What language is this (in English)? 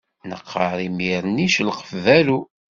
Kabyle